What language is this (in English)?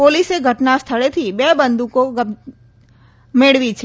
Gujarati